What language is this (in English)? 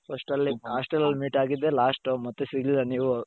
Kannada